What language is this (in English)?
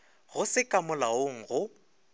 Northern Sotho